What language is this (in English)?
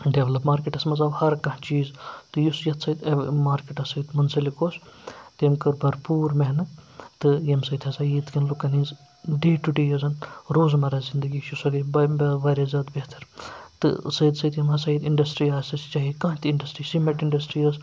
Kashmiri